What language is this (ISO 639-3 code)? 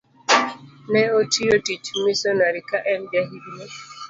luo